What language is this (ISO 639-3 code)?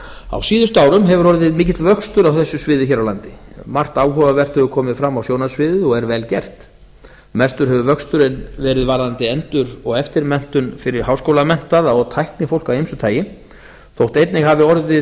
isl